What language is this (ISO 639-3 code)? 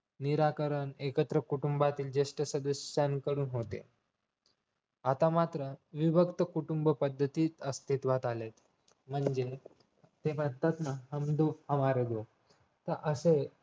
mar